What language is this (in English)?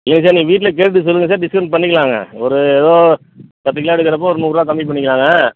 Tamil